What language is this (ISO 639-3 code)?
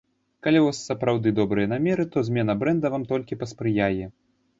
bel